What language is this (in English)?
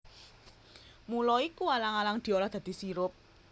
Javanese